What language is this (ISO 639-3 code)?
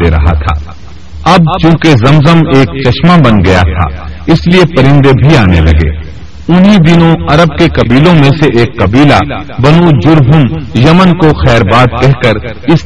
urd